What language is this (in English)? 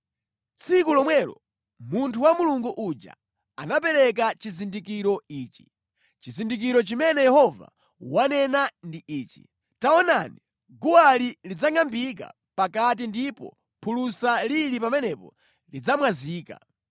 Nyanja